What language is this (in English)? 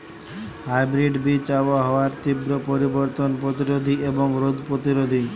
Bangla